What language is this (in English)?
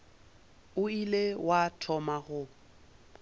Northern Sotho